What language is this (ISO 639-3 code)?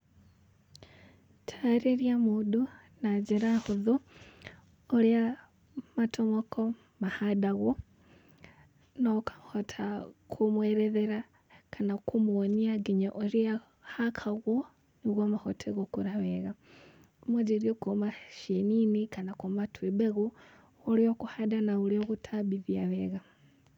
kik